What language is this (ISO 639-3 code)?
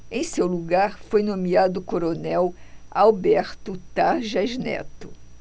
por